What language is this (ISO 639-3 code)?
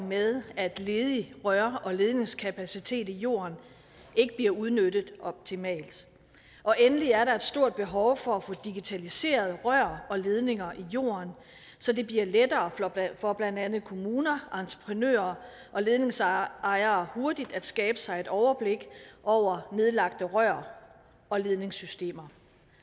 dan